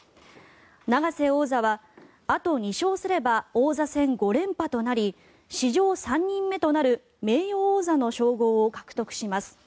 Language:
Japanese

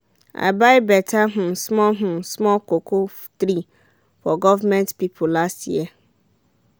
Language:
Nigerian Pidgin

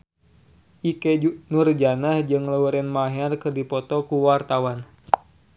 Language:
Sundanese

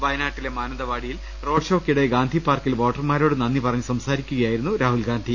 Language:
Malayalam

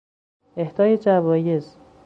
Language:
Persian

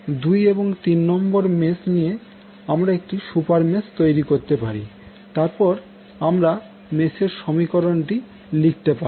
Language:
Bangla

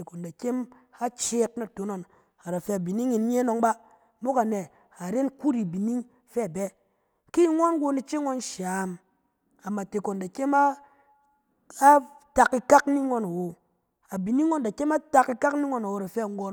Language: Cen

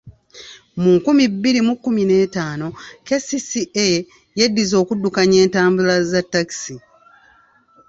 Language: Ganda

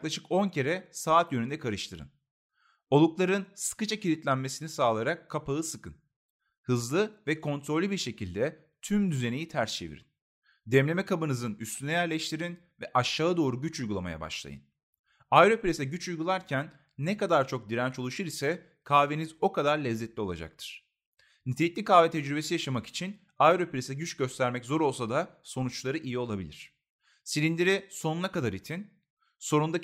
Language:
Turkish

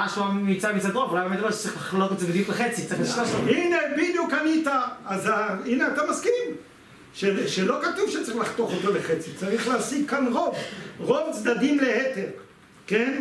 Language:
Hebrew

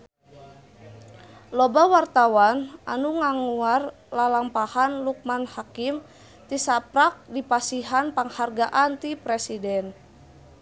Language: Sundanese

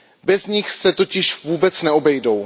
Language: Czech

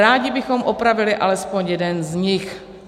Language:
Czech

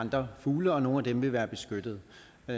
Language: Danish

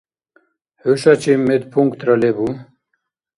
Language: Dargwa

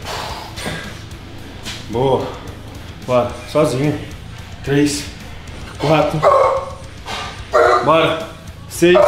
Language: Portuguese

